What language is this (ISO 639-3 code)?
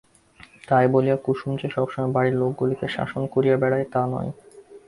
ben